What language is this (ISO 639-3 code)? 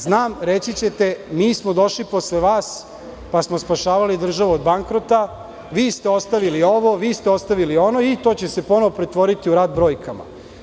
srp